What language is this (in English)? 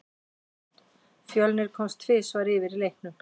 Icelandic